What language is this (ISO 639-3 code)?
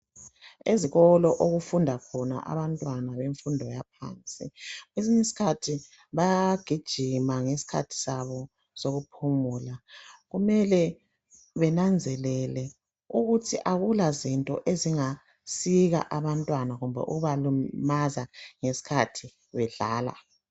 nde